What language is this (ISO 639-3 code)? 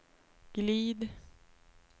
swe